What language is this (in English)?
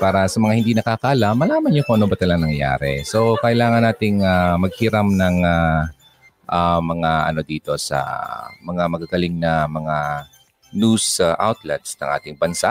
Filipino